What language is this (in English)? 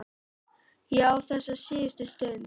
Icelandic